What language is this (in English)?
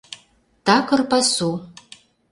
Mari